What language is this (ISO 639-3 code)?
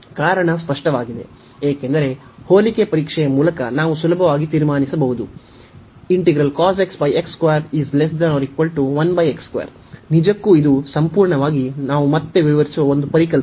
kan